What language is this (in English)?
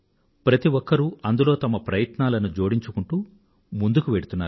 Telugu